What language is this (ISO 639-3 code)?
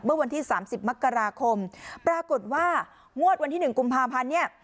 tha